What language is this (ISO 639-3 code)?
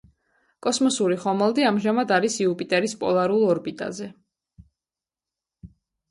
kat